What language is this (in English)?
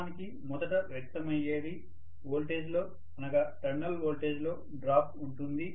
Telugu